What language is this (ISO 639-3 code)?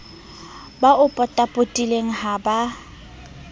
sot